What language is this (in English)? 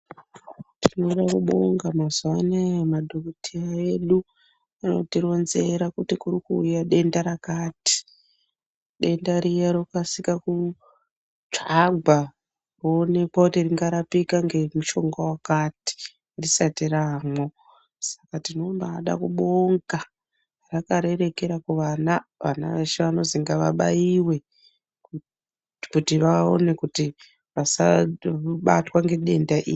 Ndau